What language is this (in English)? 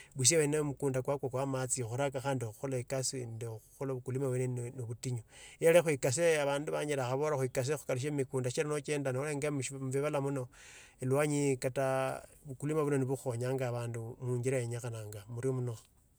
Tsotso